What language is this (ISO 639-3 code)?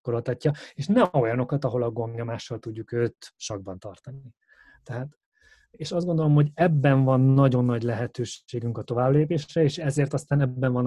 hun